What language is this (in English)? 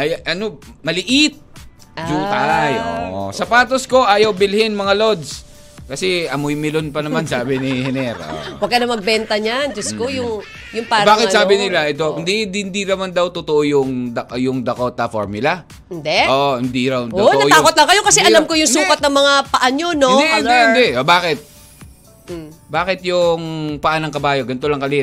Filipino